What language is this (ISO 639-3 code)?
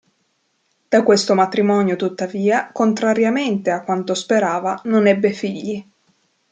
ita